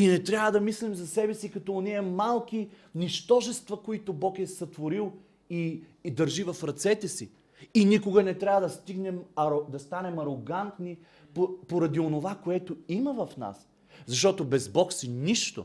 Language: Bulgarian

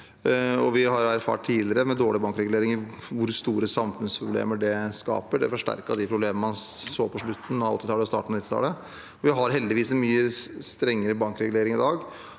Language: Norwegian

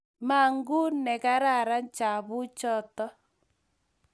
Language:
Kalenjin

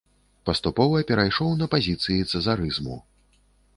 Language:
Belarusian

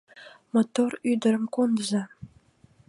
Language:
Mari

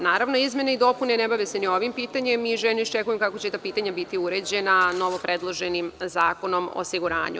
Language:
Serbian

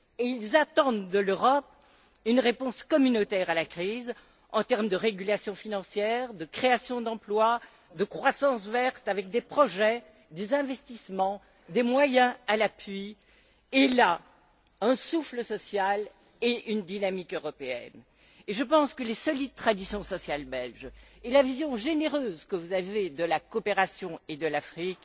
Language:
French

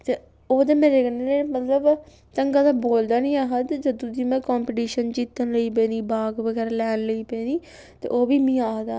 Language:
Dogri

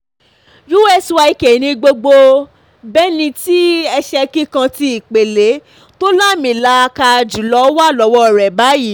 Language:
Yoruba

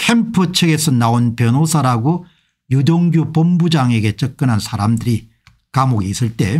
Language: Korean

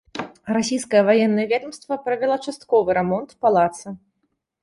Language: Belarusian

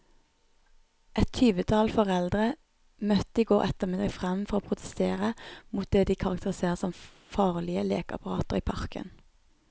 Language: Norwegian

